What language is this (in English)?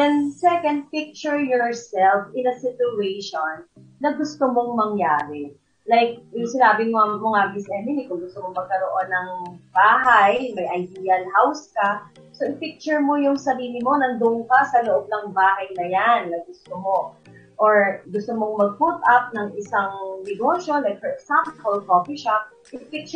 Filipino